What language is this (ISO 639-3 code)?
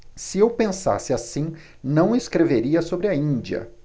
por